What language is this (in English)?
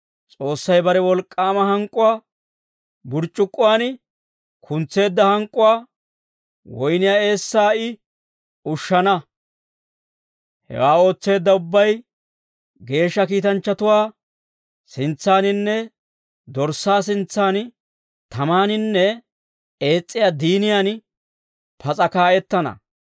Dawro